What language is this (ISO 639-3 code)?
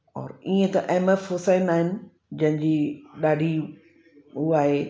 snd